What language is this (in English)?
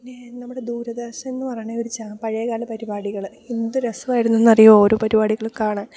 Malayalam